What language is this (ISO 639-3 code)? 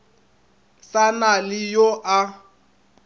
nso